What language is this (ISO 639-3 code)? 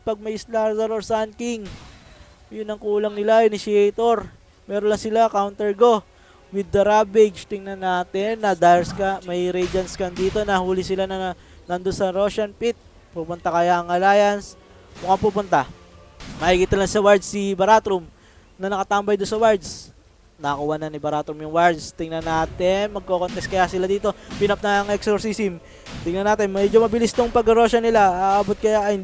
fil